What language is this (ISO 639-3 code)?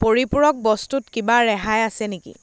asm